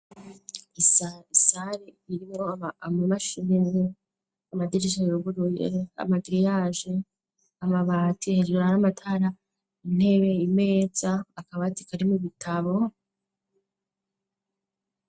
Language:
Rundi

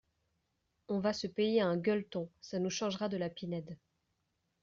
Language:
French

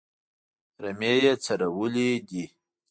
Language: Pashto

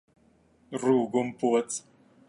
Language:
Latvian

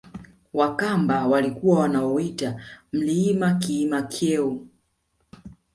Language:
Swahili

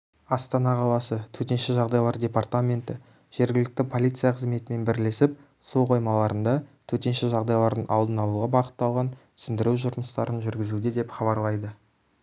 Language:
Kazakh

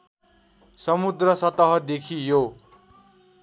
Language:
Nepali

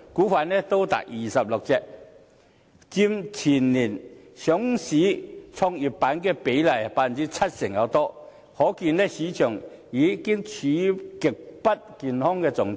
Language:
Cantonese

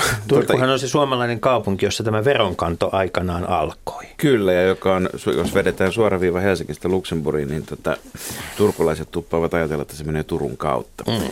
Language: Finnish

